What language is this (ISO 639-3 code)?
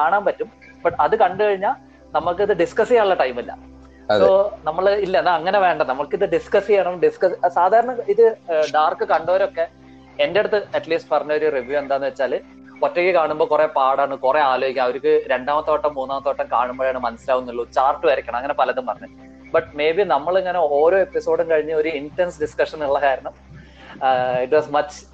mal